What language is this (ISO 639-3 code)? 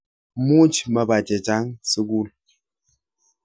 kln